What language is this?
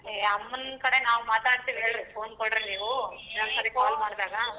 Kannada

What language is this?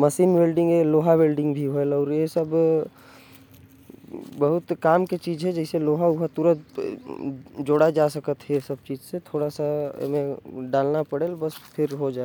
Korwa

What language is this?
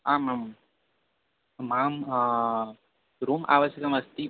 Sanskrit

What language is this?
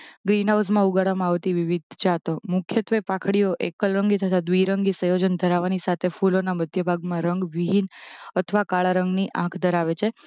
Gujarati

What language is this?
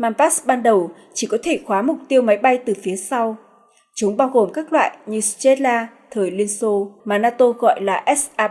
Vietnamese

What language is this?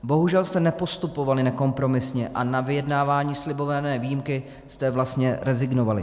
Czech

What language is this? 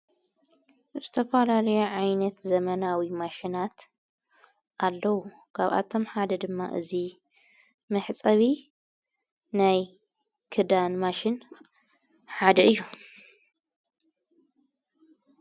Tigrinya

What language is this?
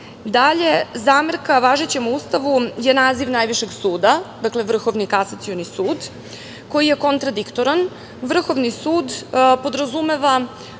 Serbian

